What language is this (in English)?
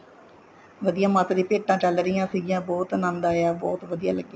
Punjabi